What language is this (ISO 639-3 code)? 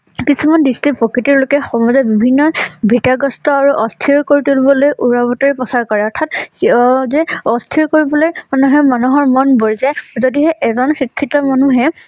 asm